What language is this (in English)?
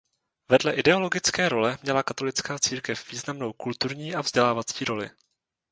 Czech